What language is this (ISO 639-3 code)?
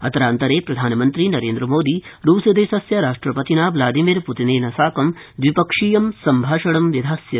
san